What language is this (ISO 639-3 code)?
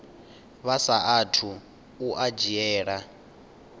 ven